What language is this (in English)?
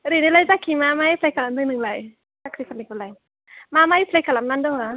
Bodo